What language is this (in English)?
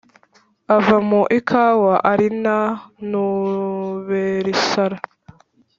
Kinyarwanda